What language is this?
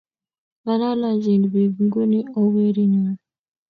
Kalenjin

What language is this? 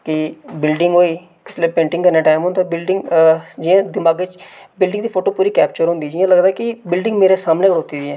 Dogri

